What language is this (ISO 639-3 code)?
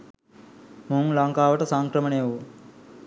sin